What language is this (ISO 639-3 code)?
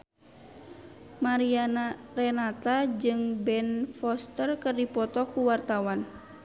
sun